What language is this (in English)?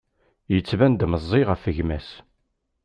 Kabyle